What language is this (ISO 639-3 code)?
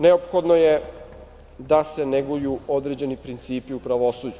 srp